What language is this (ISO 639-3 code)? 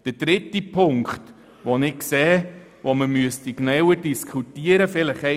gsw